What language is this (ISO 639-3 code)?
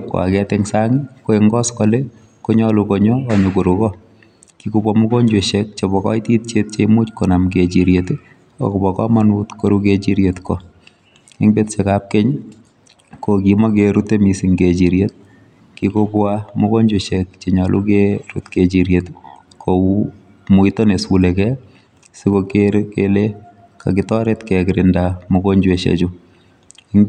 kln